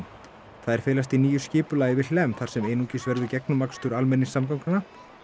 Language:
Icelandic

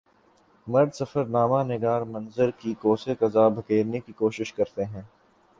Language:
Urdu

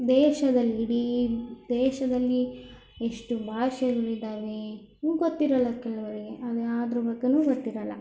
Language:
Kannada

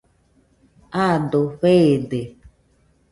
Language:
Nüpode Huitoto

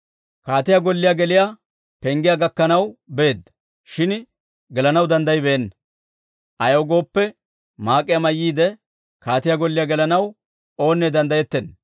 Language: Dawro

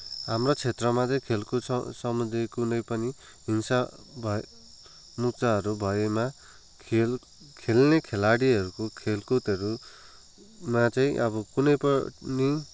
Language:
Nepali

